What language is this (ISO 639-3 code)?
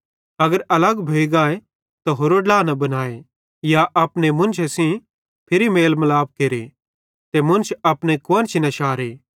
bhd